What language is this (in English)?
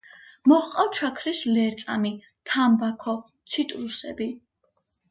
Georgian